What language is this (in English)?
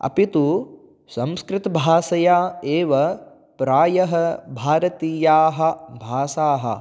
Sanskrit